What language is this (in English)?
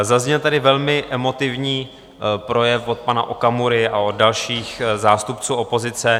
Czech